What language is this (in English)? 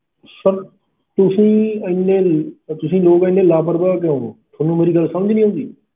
Punjabi